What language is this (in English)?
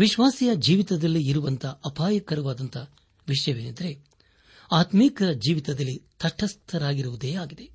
Kannada